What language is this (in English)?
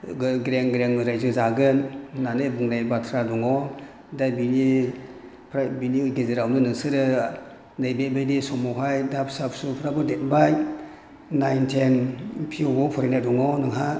Bodo